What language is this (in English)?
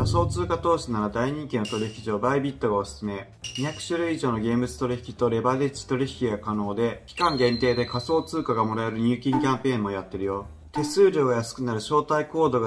Japanese